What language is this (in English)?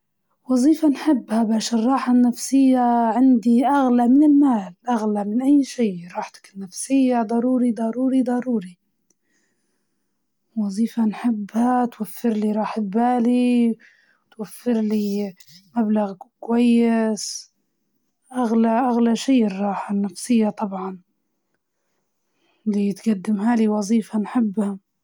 Libyan Arabic